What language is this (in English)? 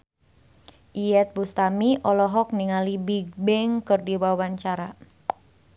Sundanese